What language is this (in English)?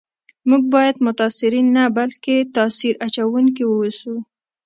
Pashto